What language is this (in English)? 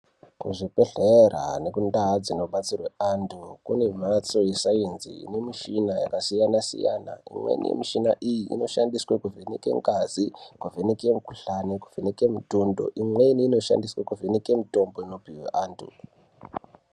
Ndau